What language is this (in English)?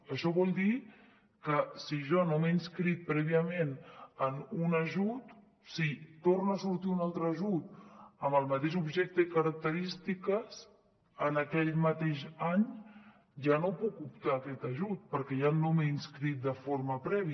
Catalan